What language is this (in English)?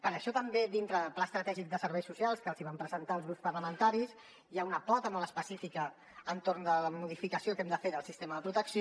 Catalan